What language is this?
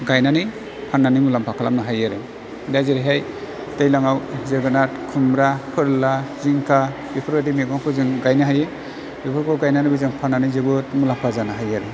Bodo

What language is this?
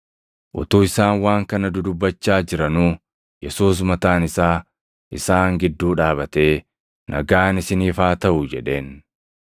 Oromo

